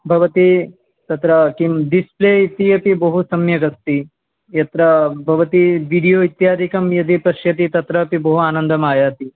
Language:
Sanskrit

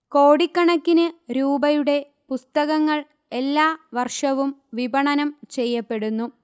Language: Malayalam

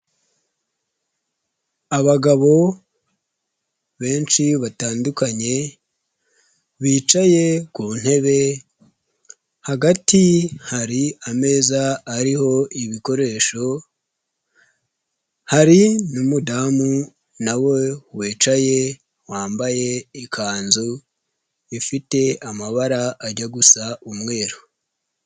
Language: Kinyarwanda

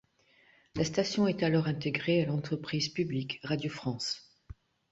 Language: French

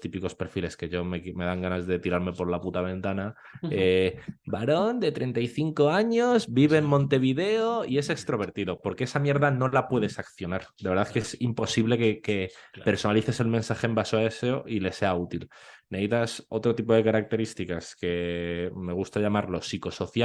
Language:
Spanish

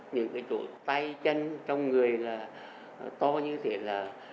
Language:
Vietnamese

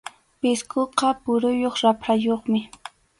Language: Arequipa-La Unión Quechua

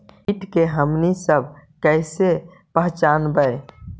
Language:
Magahi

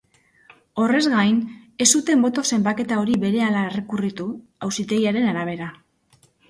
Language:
Basque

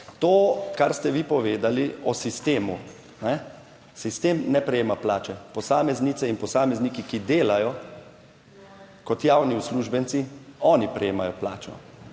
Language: Slovenian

